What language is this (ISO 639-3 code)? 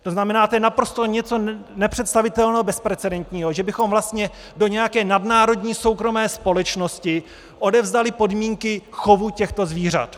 ces